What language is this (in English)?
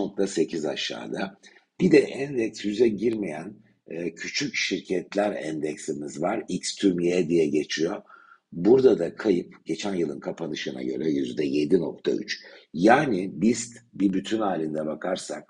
Turkish